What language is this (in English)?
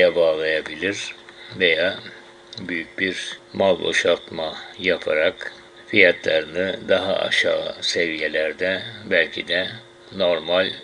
Turkish